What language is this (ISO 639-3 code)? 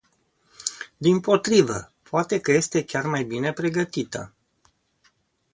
ron